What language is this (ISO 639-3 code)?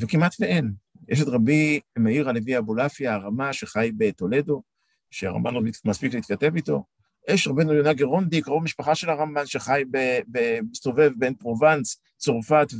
heb